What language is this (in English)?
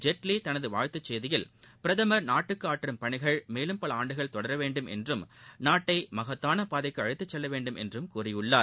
Tamil